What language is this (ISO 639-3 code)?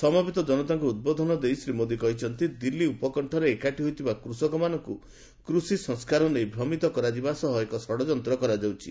ori